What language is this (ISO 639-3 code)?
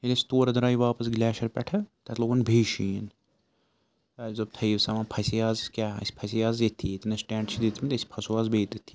kas